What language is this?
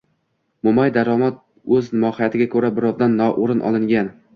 Uzbek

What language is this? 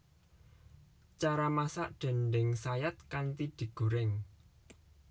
Javanese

